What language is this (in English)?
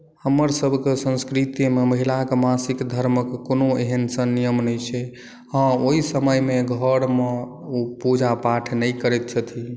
Maithili